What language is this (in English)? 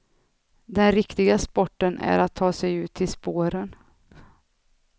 Swedish